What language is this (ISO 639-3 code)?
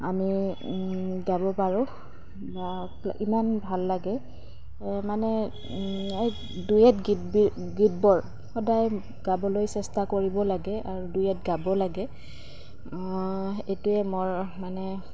asm